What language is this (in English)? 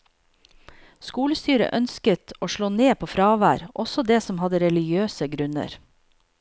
Norwegian